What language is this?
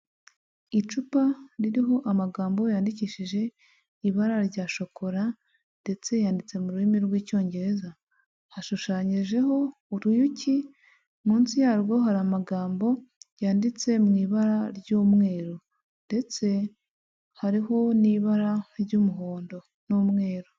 Kinyarwanda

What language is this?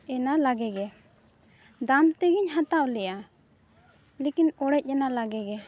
Santali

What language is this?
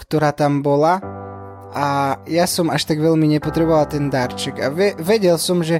Slovak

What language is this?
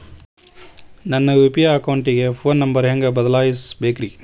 Kannada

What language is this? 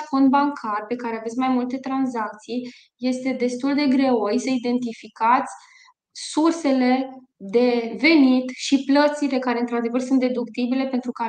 Romanian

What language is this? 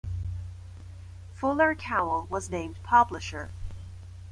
English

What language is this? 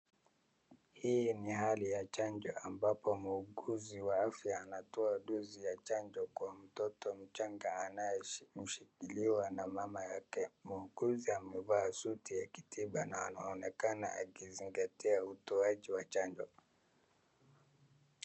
Swahili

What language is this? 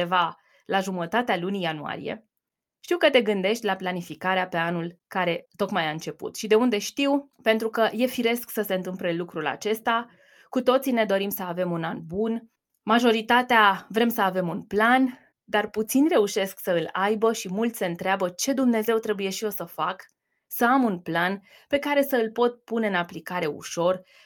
Romanian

